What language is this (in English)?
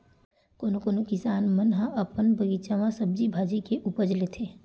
Chhattisgarhi